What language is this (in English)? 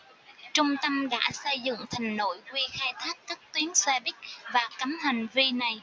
Vietnamese